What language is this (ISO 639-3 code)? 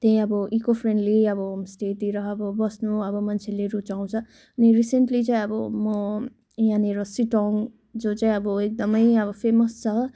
nep